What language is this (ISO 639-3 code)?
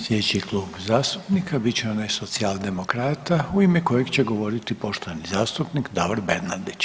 hrv